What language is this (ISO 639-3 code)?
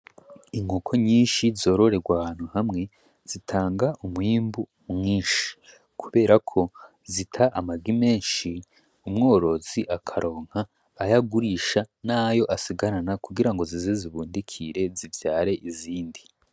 run